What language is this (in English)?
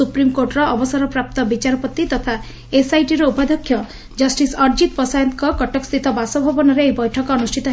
Odia